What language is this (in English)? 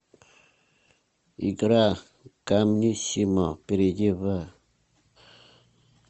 Russian